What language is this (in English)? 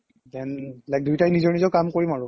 Assamese